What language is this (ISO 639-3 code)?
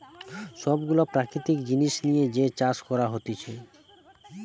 ben